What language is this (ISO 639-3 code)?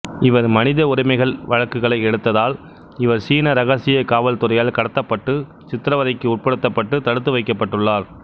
tam